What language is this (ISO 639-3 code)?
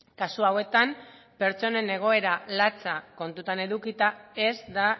eus